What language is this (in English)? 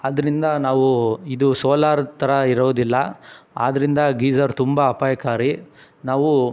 Kannada